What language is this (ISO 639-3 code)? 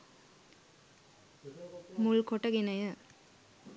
sin